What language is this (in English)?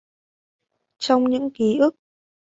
Vietnamese